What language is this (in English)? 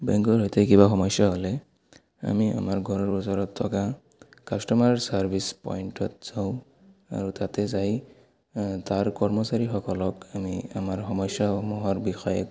Assamese